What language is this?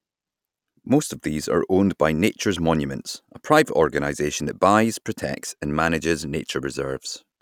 English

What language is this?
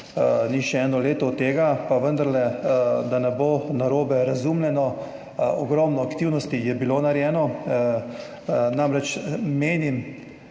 Slovenian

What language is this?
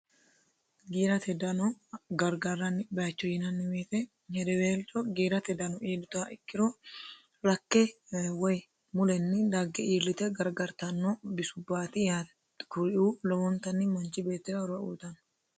Sidamo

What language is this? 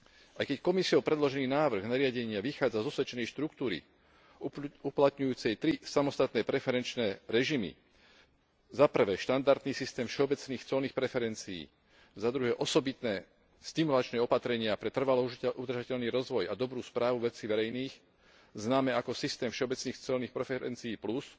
Slovak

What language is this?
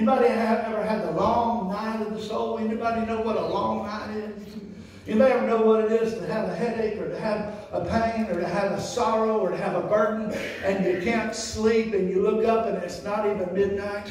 English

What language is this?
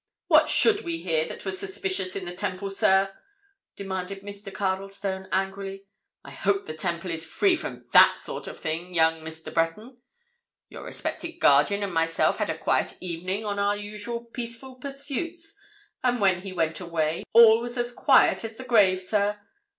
English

